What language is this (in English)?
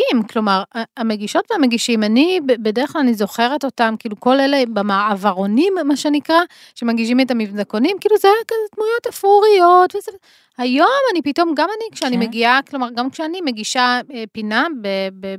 Hebrew